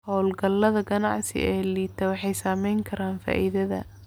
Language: Somali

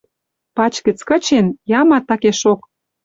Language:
Western Mari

